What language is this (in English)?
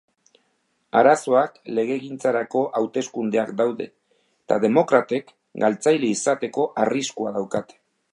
Basque